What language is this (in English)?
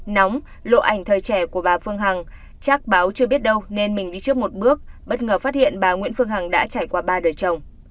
Vietnamese